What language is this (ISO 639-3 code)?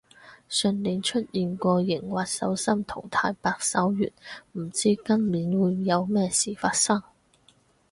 yue